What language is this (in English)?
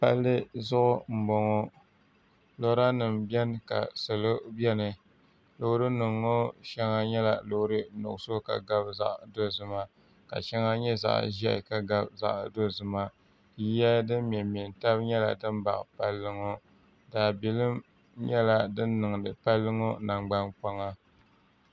Dagbani